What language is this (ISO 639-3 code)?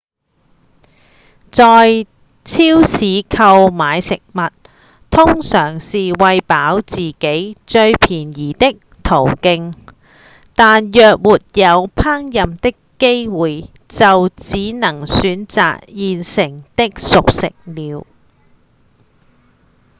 yue